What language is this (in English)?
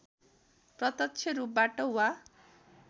Nepali